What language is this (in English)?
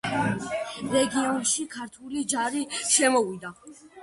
Georgian